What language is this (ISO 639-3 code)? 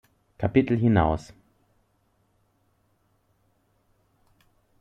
deu